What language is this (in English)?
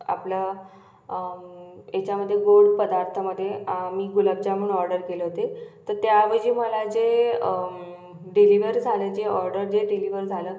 Marathi